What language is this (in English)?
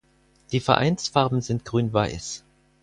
German